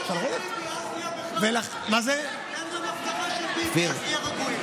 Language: Hebrew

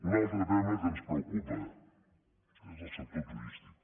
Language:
Catalan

